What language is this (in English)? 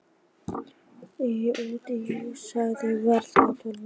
Icelandic